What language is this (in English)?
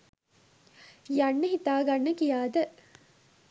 Sinhala